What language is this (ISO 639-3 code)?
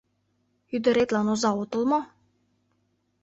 chm